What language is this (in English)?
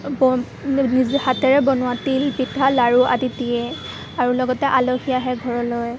Assamese